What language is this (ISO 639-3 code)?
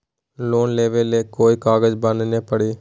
mag